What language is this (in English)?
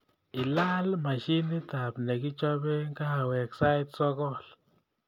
Kalenjin